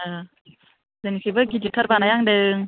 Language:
Bodo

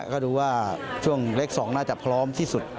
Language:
Thai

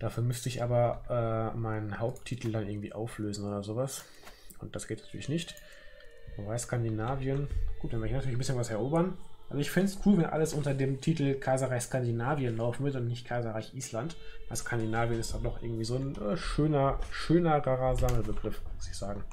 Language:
German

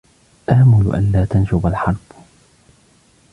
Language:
Arabic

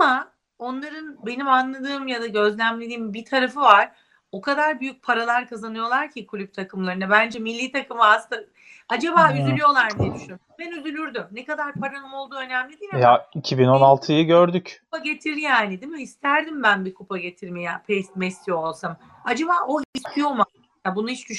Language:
Turkish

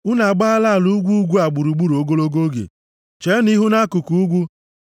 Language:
Igbo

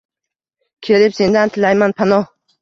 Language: Uzbek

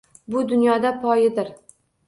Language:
Uzbek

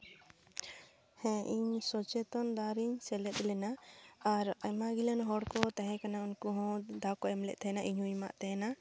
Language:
Santali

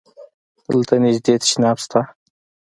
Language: Pashto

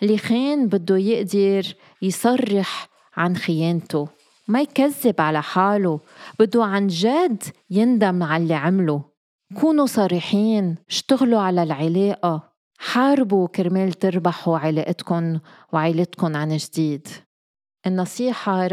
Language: Arabic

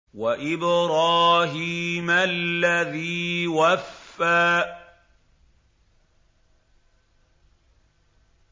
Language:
Arabic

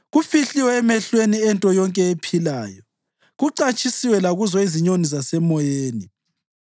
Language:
North Ndebele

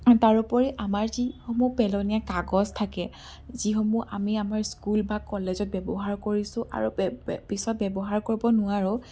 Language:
Assamese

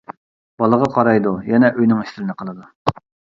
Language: Uyghur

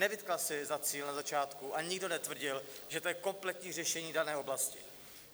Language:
Czech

